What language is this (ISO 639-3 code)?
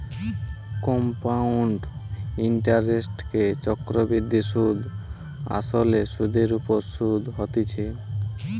ben